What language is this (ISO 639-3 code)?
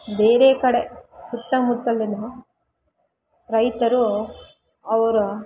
kan